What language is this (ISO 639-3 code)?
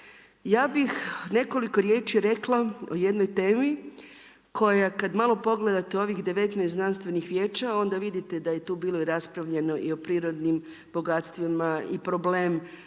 hrv